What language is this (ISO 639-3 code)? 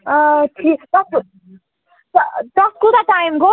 kas